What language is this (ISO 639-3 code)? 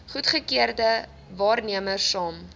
afr